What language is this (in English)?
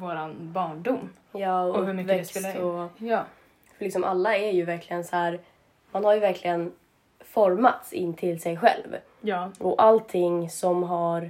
Swedish